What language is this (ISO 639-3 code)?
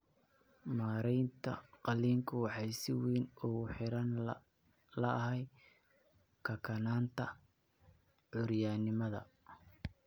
som